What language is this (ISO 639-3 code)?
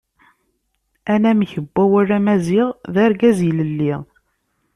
kab